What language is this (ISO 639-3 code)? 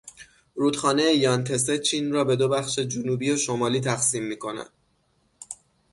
fas